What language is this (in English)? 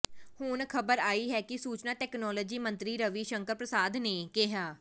Punjabi